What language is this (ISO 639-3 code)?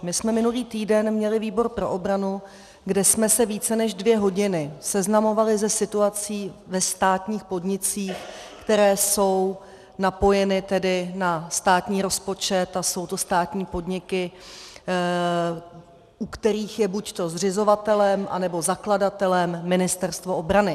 ces